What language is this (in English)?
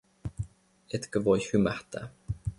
Finnish